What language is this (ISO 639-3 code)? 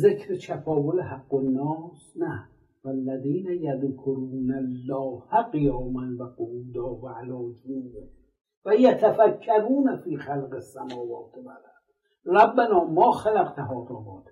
fas